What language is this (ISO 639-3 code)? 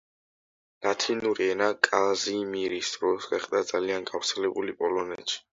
kat